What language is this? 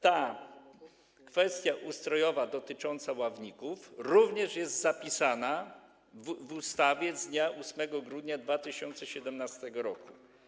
Polish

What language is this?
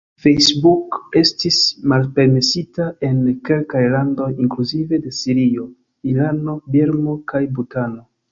Esperanto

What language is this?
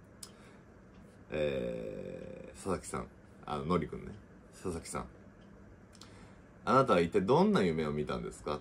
Japanese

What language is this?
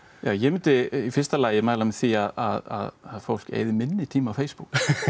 Icelandic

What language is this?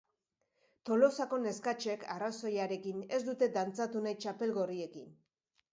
Basque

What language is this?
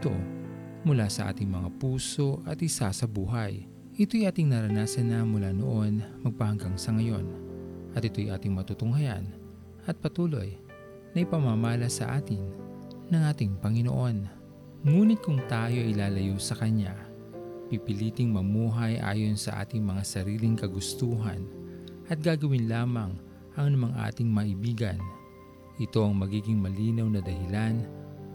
Filipino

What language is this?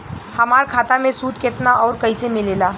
Bhojpuri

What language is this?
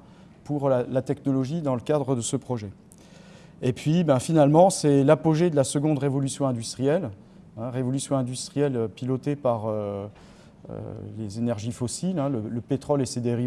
French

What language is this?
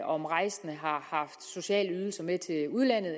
Danish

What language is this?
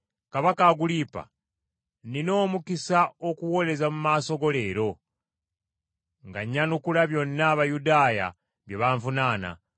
Ganda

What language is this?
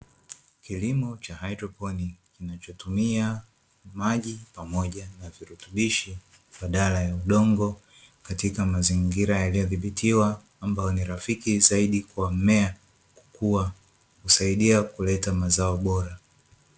Swahili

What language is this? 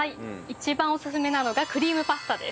Japanese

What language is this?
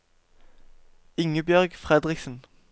Norwegian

